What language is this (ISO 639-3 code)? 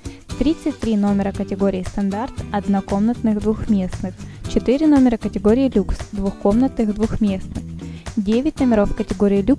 rus